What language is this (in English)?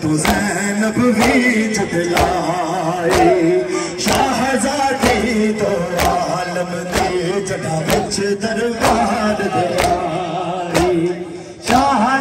Arabic